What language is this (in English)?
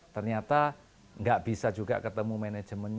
Indonesian